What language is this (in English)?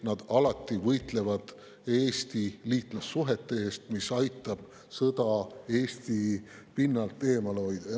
Estonian